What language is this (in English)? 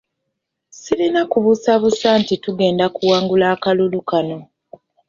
Ganda